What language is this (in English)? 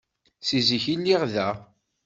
Kabyle